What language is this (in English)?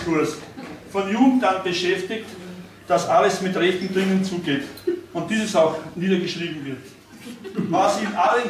German